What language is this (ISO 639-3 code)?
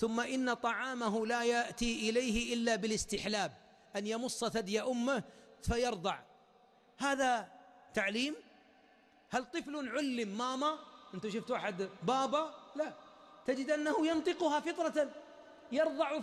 ara